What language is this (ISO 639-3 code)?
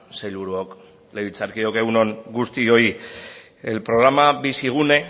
eus